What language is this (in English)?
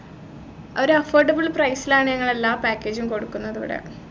Malayalam